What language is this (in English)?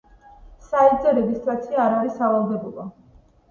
Georgian